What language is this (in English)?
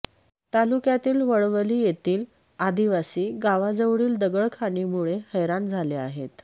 Marathi